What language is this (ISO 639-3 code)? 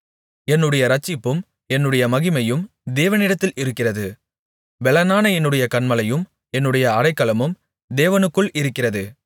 tam